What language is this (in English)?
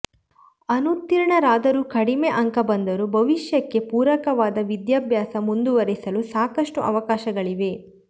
Kannada